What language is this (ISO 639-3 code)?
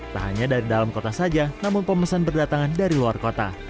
ind